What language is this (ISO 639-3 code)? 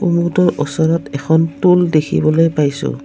asm